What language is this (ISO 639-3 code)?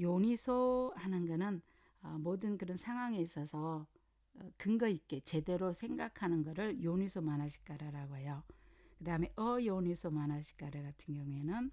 kor